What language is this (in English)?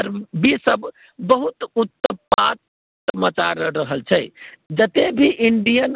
Maithili